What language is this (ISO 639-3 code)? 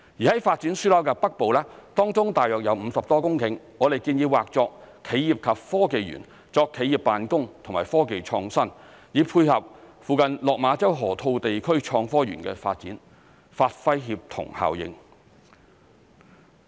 yue